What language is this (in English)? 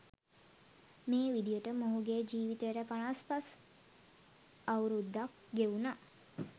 Sinhala